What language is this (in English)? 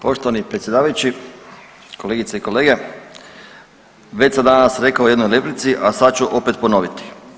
Croatian